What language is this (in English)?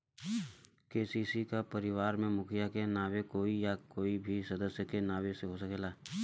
Bhojpuri